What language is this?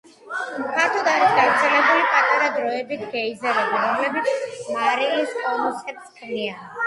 Georgian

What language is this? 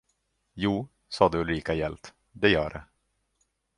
Swedish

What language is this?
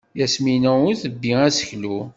Kabyle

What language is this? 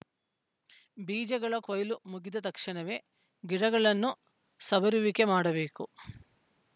Kannada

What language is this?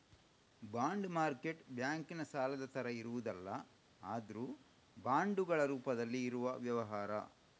Kannada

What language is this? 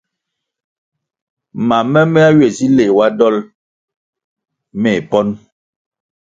Kwasio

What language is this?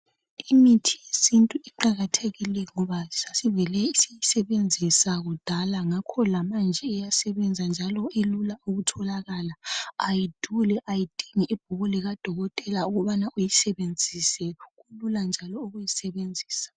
North Ndebele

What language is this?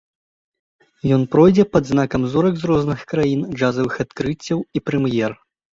Belarusian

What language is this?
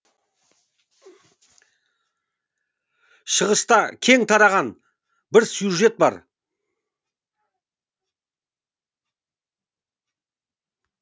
Kazakh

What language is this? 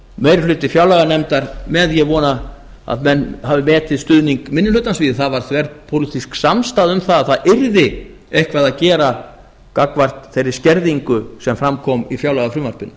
Icelandic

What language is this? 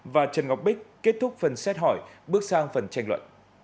Vietnamese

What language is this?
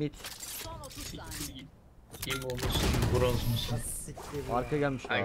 Turkish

